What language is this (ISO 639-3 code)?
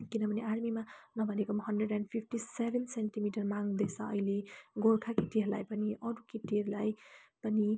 nep